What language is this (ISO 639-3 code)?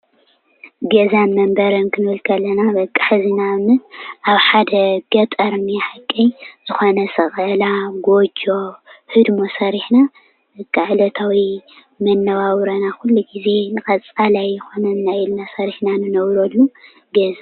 tir